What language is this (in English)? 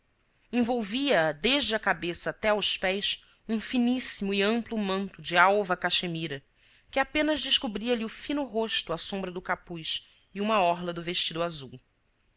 Portuguese